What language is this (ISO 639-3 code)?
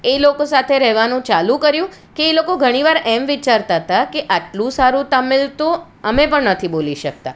guj